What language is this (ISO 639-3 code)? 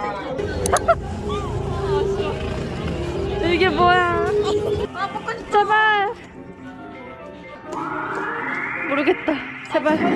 kor